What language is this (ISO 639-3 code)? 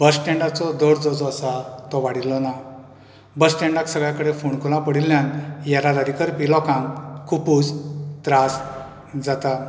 kok